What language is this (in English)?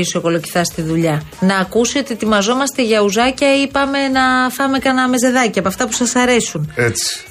Greek